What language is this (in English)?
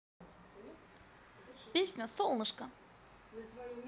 Russian